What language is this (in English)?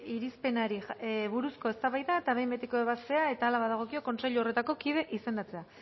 Basque